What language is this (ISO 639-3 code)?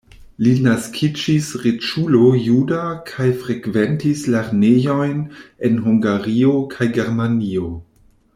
epo